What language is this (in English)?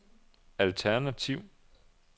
Danish